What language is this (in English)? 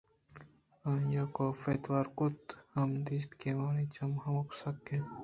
Eastern Balochi